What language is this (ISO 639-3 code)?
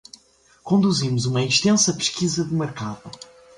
por